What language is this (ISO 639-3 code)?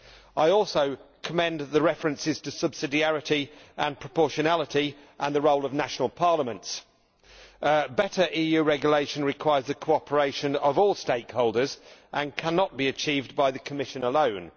eng